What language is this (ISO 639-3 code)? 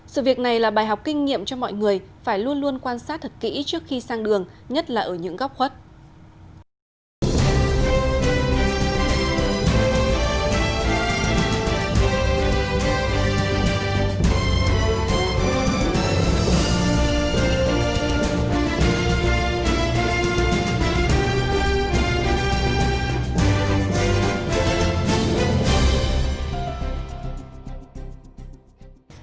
vie